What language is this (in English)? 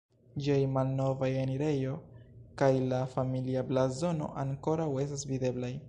Esperanto